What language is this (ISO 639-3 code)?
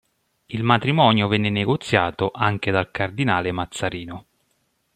ita